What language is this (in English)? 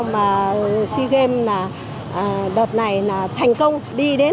Vietnamese